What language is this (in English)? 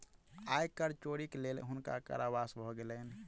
Maithili